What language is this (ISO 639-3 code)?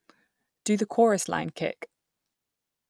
eng